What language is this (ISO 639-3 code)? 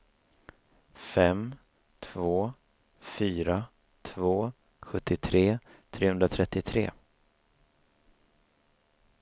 swe